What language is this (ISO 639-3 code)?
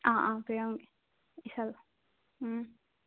mni